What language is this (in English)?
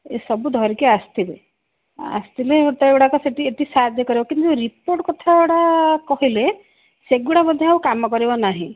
Odia